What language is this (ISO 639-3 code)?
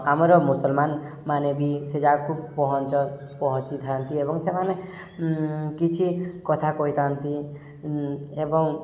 ori